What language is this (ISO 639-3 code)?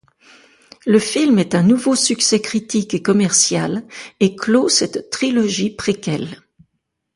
fra